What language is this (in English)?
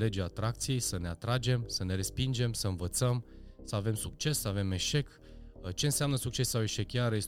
Romanian